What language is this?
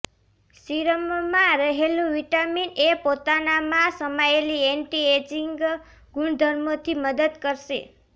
Gujarati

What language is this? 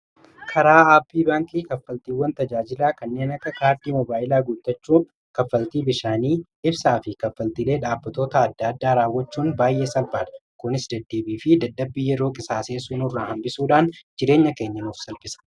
Oromo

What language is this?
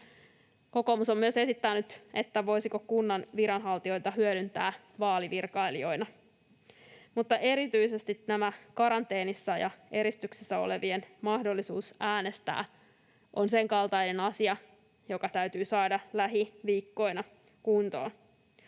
Finnish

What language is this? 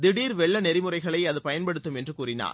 Tamil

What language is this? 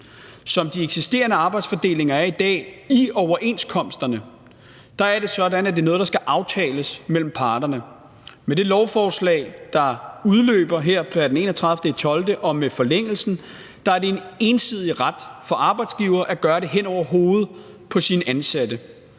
Danish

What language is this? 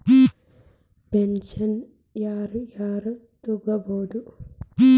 Kannada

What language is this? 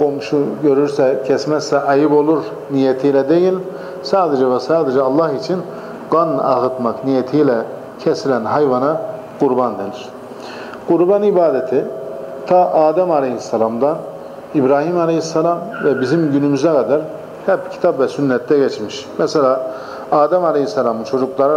Turkish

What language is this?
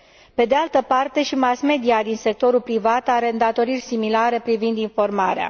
Romanian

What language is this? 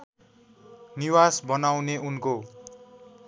Nepali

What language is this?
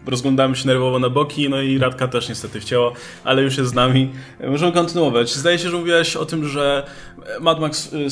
Polish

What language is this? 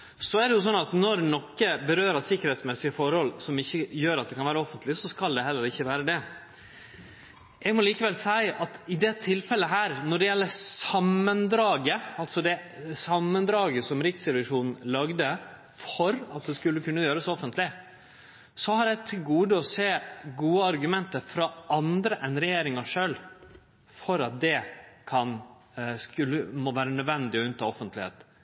Norwegian Nynorsk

